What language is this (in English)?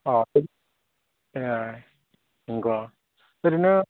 Bodo